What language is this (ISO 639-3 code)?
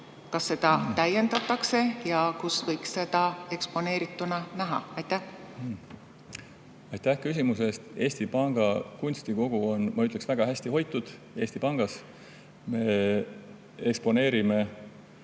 est